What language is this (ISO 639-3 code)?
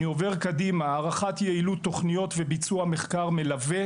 heb